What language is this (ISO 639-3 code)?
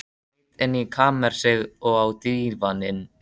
isl